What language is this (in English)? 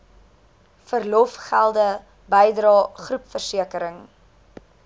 Afrikaans